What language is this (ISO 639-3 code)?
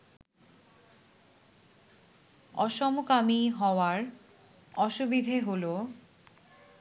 ben